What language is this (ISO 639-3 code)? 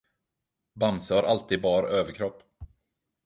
swe